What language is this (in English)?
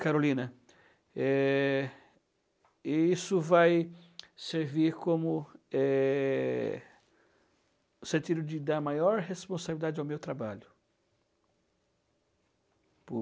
Portuguese